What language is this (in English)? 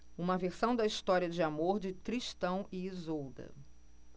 Portuguese